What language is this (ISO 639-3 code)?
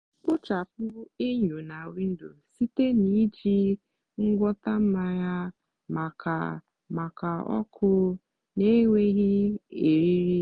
ibo